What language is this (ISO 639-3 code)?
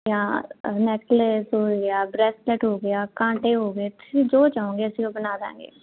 pan